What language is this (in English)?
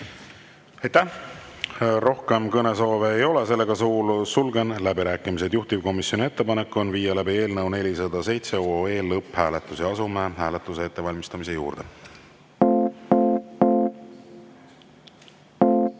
Estonian